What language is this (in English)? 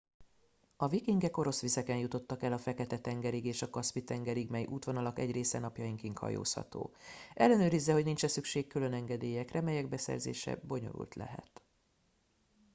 Hungarian